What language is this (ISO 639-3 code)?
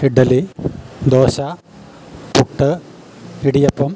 mal